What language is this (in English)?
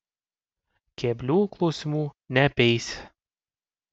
Lithuanian